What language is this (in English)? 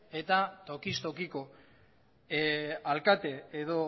Basque